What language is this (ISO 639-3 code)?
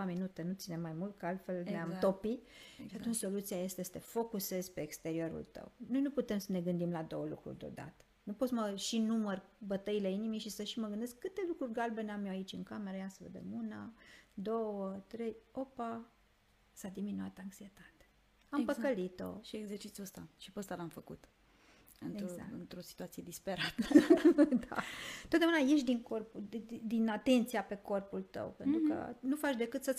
ron